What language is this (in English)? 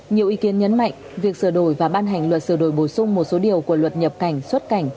Vietnamese